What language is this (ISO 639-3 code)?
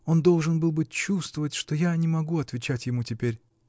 rus